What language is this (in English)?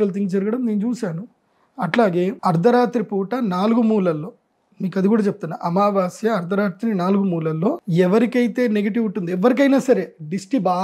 Telugu